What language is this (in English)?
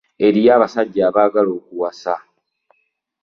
Ganda